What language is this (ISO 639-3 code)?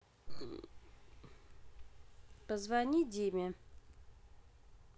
rus